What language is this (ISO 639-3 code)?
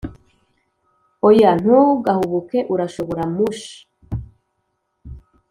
kin